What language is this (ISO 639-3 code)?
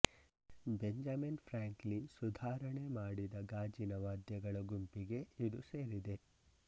kan